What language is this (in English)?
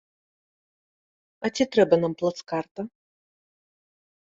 Belarusian